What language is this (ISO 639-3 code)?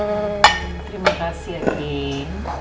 ind